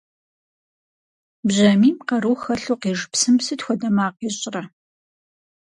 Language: Kabardian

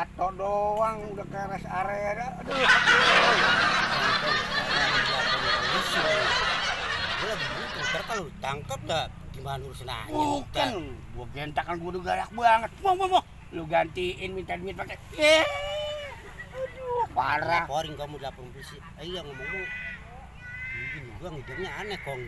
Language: Indonesian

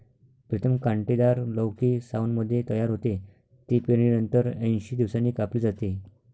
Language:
Marathi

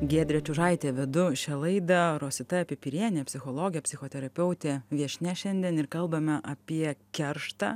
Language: Lithuanian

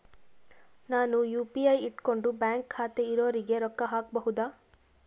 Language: Kannada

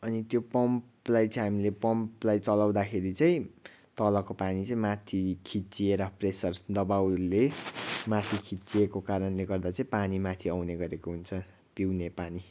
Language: Nepali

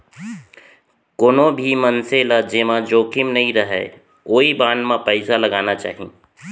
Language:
Chhattisgarhi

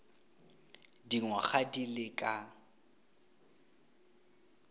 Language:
Tswana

